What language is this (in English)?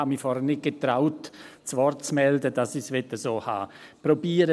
Swiss German